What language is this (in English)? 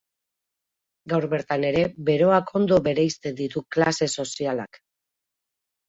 Basque